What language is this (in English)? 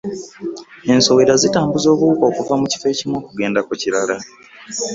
Ganda